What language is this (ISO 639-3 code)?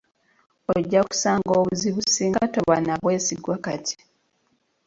lug